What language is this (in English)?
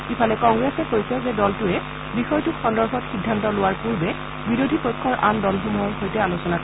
Assamese